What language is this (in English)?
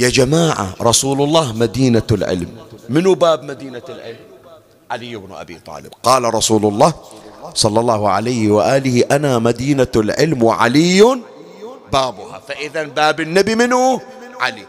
Arabic